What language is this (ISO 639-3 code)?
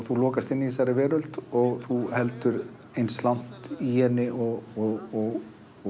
isl